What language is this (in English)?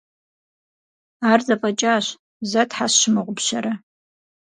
Kabardian